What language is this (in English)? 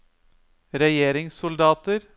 Norwegian